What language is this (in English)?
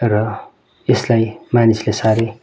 Nepali